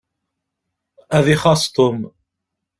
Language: Kabyle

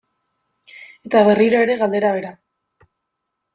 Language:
Basque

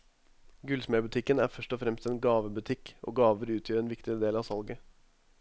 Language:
Norwegian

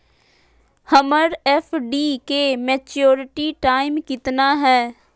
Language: Magahi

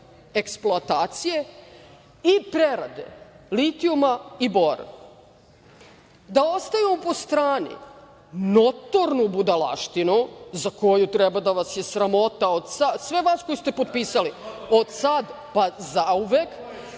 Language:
Serbian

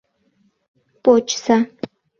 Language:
Mari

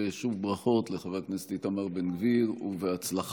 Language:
Hebrew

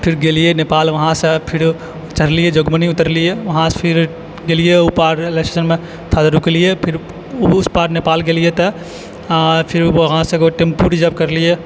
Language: Maithili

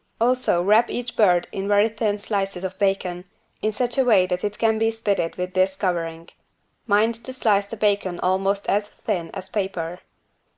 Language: English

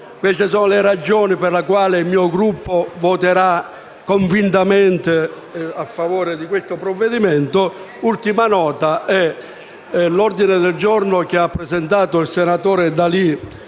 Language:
Italian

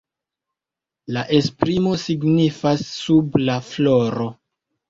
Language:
Esperanto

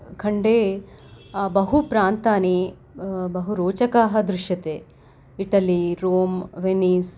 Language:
Sanskrit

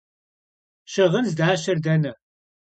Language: Kabardian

